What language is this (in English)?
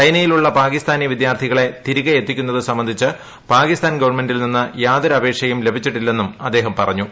Malayalam